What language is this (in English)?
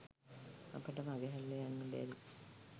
Sinhala